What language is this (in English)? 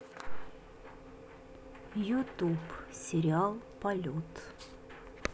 Russian